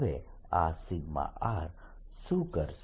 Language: Gujarati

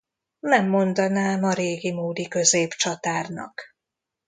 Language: Hungarian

